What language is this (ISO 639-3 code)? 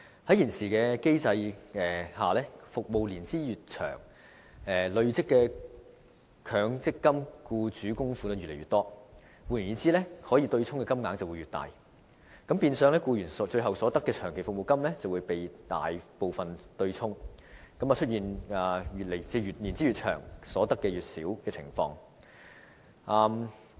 yue